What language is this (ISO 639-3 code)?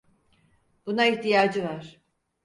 tur